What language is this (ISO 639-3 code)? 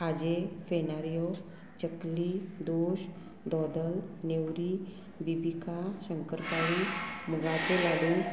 kok